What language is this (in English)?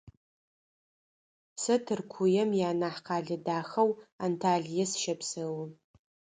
Adyghe